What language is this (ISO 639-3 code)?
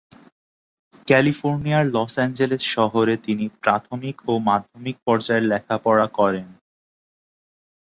ben